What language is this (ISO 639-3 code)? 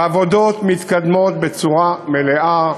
heb